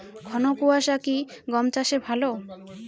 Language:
Bangla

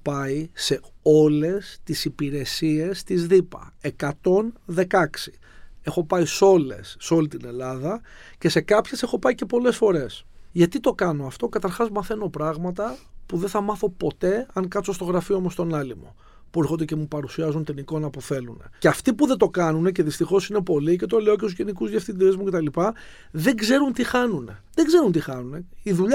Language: Greek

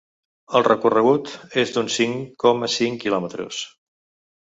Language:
Catalan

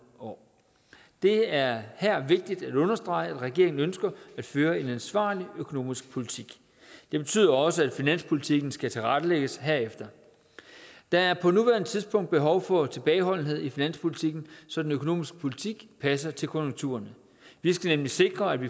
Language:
Danish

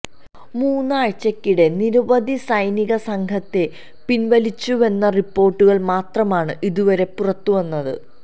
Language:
Malayalam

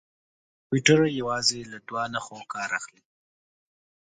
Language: Pashto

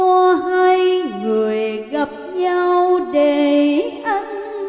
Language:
Vietnamese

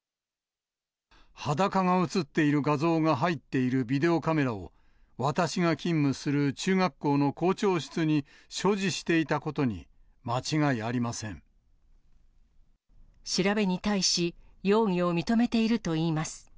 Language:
Japanese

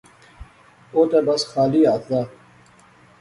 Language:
Pahari-Potwari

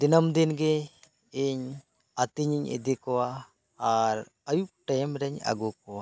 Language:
Santali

